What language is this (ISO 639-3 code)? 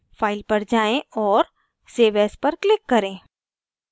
hin